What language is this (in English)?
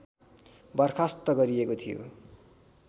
Nepali